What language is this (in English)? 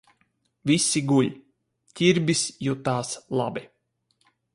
Latvian